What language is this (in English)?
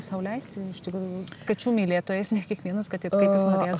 Lithuanian